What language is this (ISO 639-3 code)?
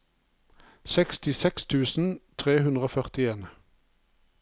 nor